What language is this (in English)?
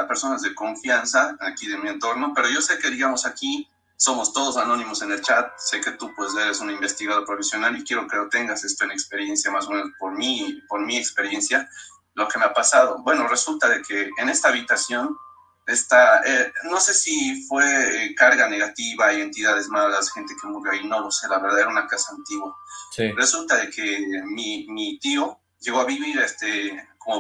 Spanish